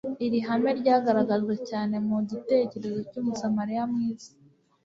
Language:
Kinyarwanda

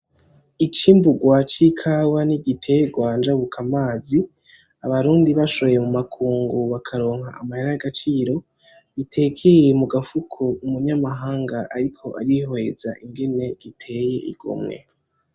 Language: Rundi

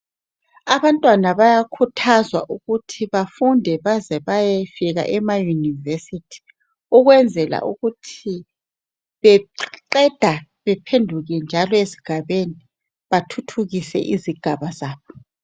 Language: North Ndebele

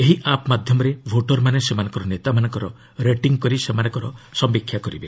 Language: Odia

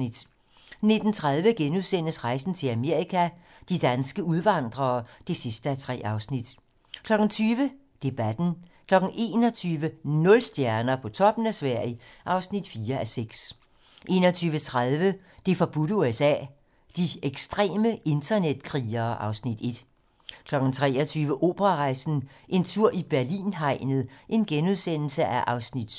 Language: Danish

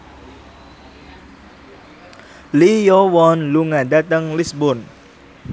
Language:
Javanese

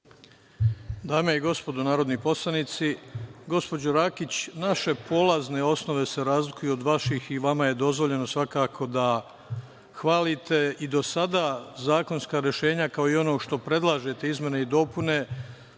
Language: Serbian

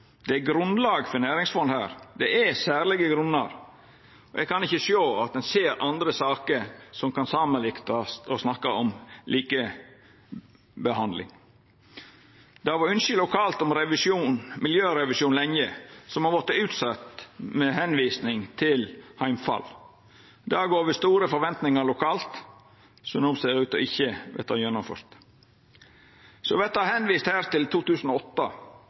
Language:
Norwegian Nynorsk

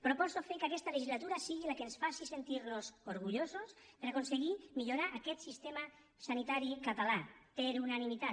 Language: Catalan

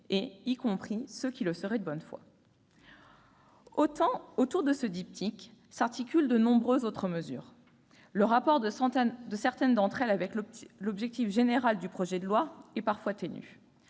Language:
French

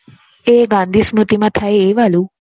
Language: Gujarati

